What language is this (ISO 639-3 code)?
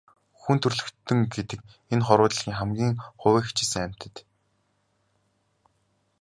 mon